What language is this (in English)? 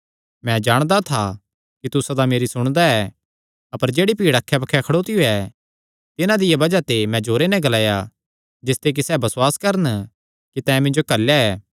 Kangri